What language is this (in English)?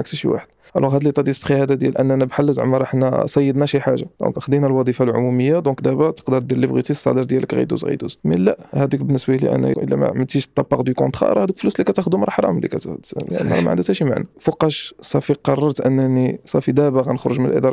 Arabic